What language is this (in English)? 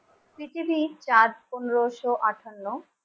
Bangla